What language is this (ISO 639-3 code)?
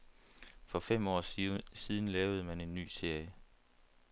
dan